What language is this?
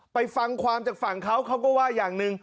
Thai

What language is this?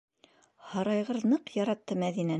Bashkir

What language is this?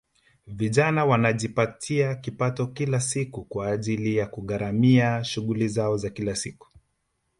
Swahili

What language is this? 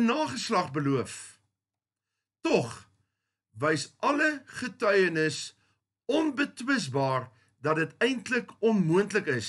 Dutch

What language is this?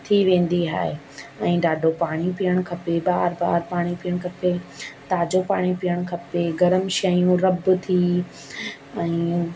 Sindhi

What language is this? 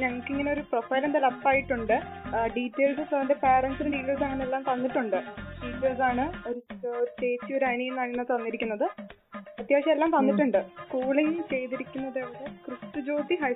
Malayalam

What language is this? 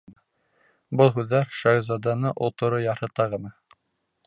Bashkir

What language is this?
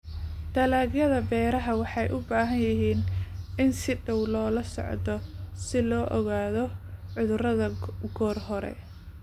Somali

